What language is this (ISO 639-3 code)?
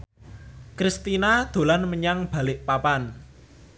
jav